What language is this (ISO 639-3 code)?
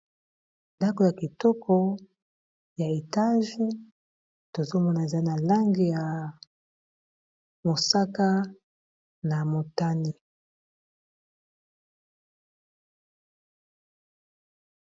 lin